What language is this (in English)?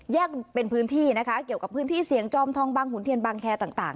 Thai